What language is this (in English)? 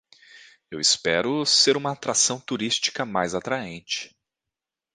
Portuguese